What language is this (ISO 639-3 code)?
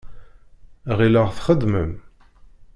kab